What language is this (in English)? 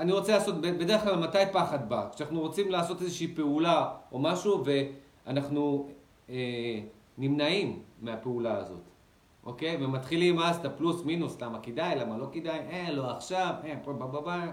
Hebrew